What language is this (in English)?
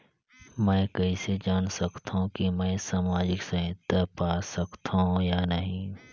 Chhattisgarhi